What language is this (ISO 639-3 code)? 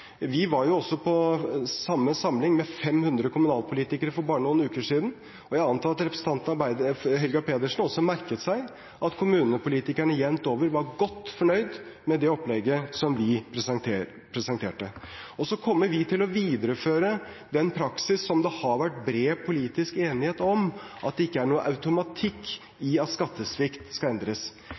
nob